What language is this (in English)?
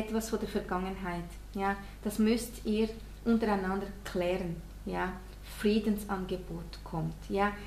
German